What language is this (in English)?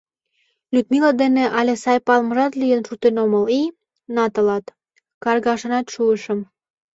Mari